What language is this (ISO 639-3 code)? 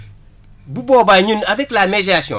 wol